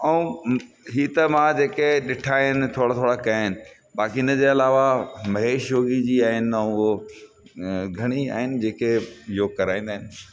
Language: Sindhi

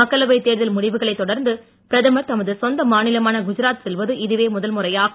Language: Tamil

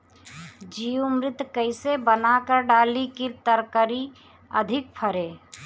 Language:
Bhojpuri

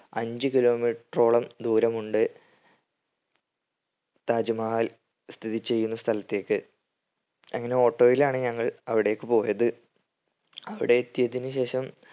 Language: Malayalam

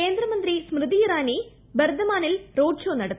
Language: Malayalam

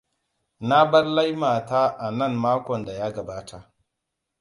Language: Hausa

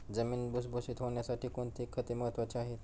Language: Marathi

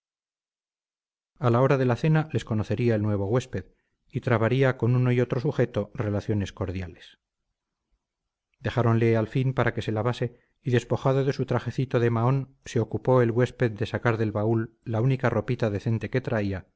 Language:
Spanish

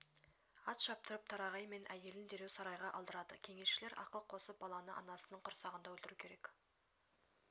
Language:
Kazakh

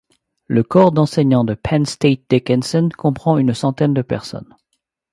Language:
French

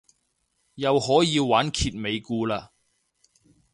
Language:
Cantonese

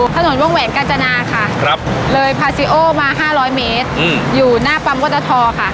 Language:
Thai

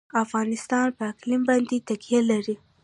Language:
Pashto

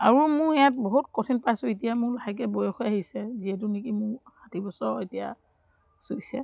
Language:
Assamese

